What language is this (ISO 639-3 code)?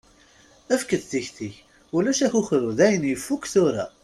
kab